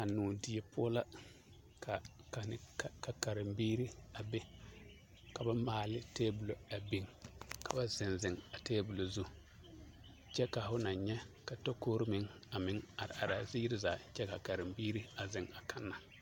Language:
Southern Dagaare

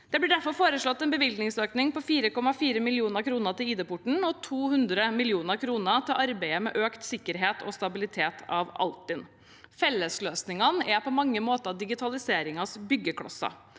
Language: Norwegian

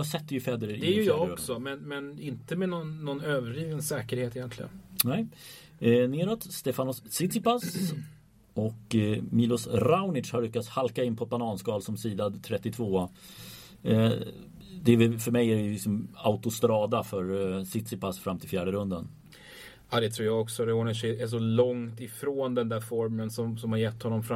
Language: Swedish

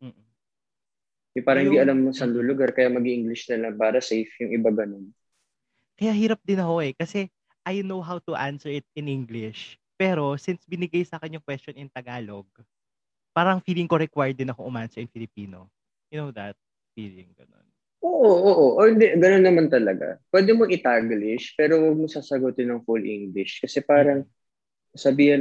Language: Filipino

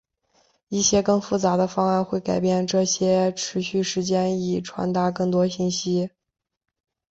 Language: Chinese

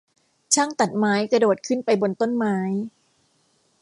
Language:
Thai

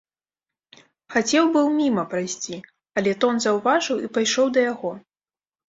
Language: Belarusian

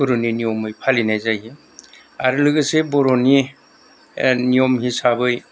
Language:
Bodo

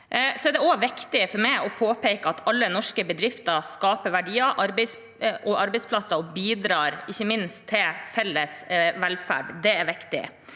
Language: Norwegian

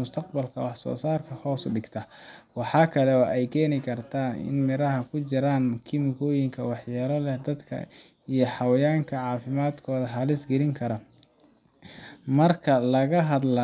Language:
Somali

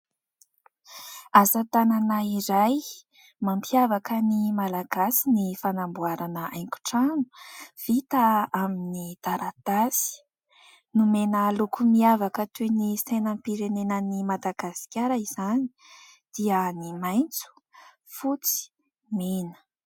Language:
Malagasy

